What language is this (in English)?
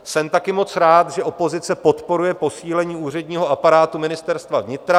Czech